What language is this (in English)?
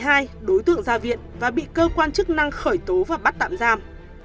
Vietnamese